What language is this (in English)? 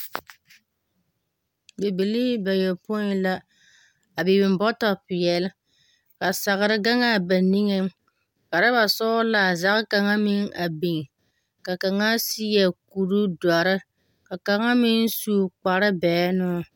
Southern Dagaare